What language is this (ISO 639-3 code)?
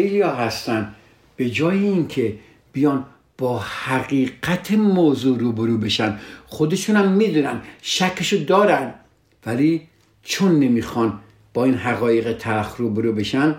fas